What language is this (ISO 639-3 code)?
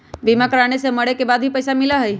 mag